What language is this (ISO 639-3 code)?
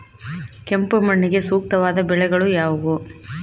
kan